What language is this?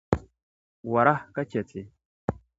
Dagbani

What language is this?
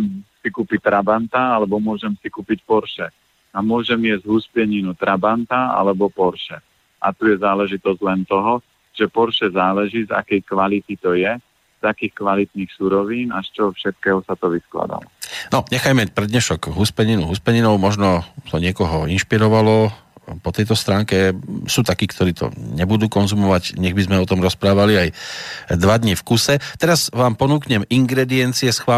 Slovak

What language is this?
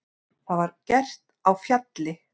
Icelandic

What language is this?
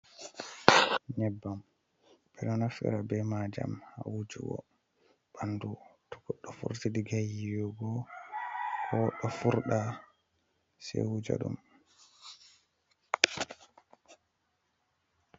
Fula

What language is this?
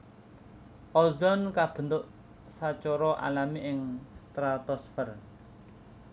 Javanese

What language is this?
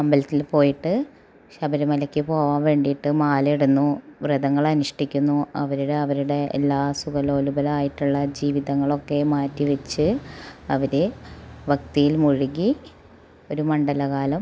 Malayalam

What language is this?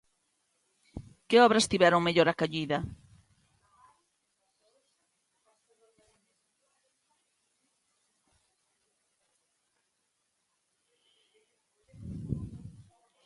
Galician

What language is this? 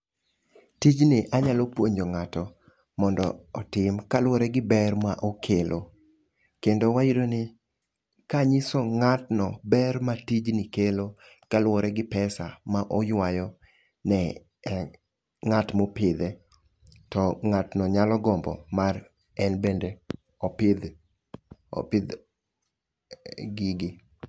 Luo (Kenya and Tanzania)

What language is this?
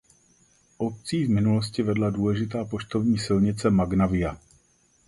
Czech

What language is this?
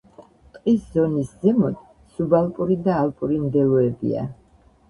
Georgian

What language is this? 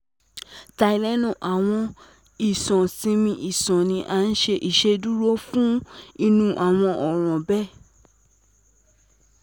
Yoruba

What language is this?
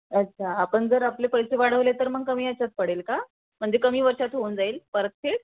Marathi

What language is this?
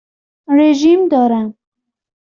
Persian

